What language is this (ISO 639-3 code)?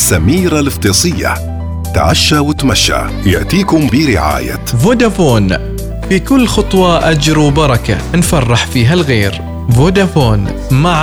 ara